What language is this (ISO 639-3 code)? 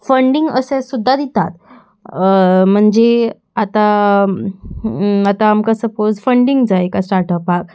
kok